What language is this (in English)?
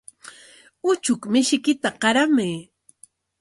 Corongo Ancash Quechua